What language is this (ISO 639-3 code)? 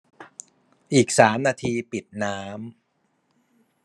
tha